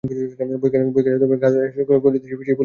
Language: Bangla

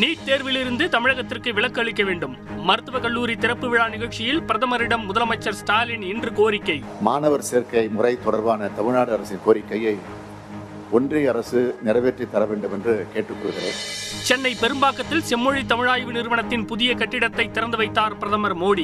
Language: Tamil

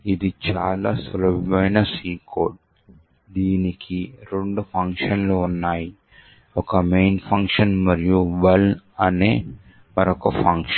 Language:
Telugu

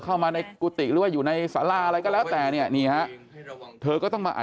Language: Thai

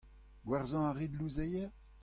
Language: Breton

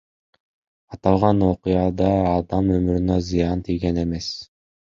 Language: Kyrgyz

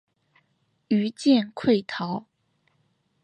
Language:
Chinese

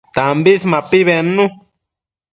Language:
Matsés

